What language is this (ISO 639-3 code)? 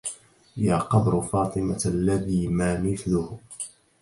ara